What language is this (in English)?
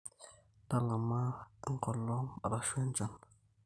Masai